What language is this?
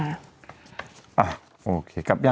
Thai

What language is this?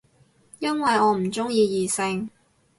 Cantonese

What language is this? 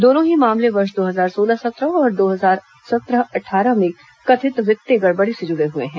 Hindi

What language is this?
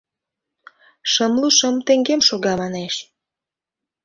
Mari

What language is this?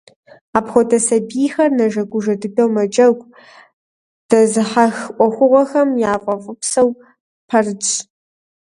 Kabardian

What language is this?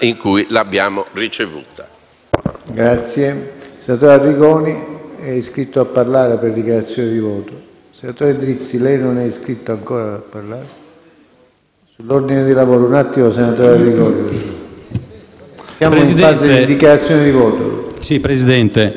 Italian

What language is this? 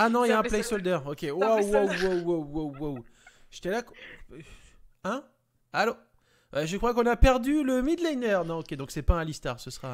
French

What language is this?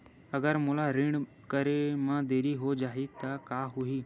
Chhattisgarhi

